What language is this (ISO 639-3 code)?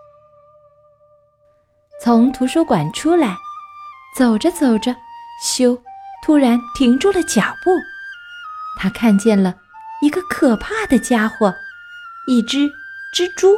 zho